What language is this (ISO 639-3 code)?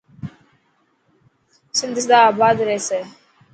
mki